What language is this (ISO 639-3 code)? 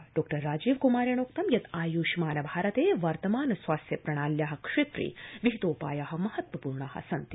san